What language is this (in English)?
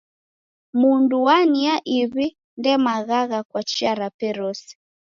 Taita